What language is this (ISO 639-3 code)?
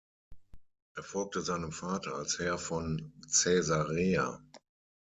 deu